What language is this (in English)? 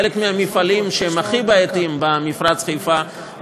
Hebrew